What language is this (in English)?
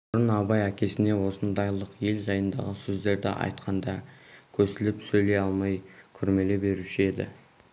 Kazakh